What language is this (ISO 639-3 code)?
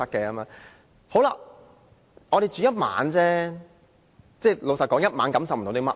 yue